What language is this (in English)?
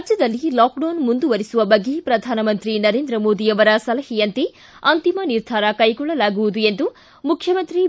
Kannada